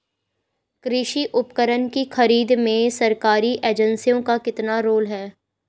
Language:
Hindi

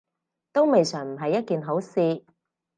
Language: Cantonese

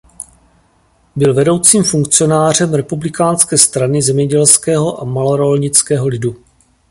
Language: Czech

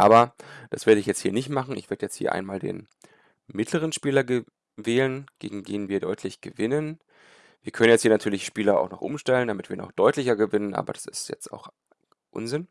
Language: German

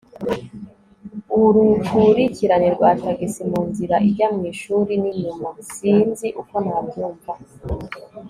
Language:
Kinyarwanda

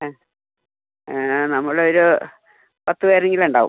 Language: Malayalam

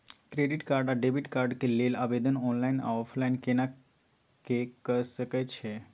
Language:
Maithili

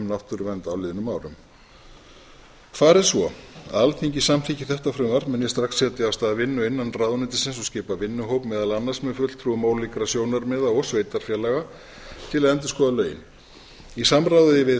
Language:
Icelandic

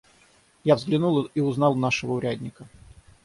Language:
Russian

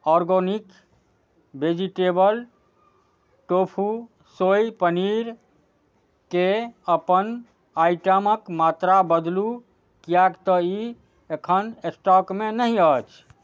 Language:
Maithili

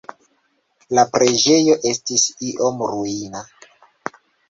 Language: Esperanto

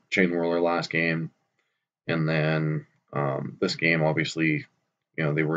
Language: English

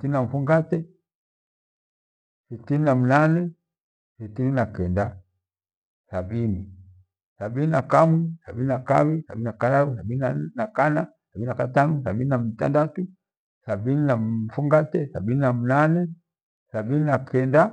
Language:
Gweno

